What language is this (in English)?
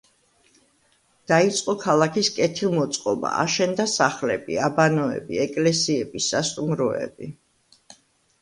Georgian